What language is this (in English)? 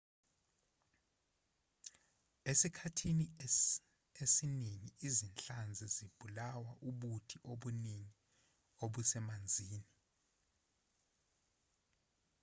Zulu